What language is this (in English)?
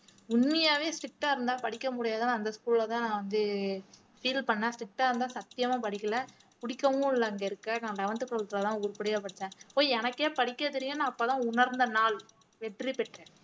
Tamil